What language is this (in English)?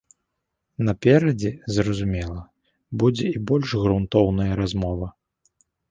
Belarusian